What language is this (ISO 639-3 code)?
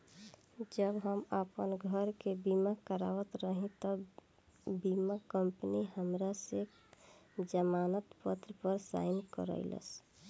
bho